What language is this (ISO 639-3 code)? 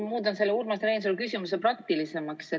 est